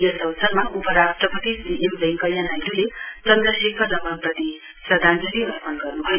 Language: Nepali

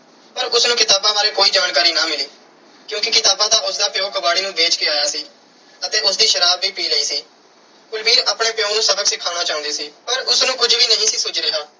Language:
Punjabi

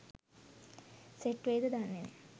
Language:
Sinhala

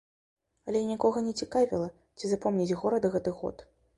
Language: Belarusian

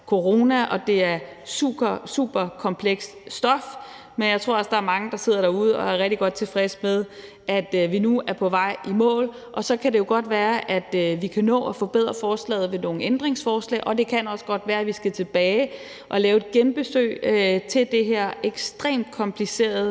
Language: Danish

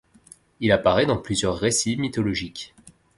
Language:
French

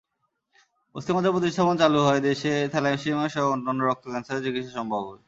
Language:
Bangla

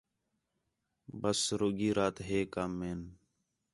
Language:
Khetrani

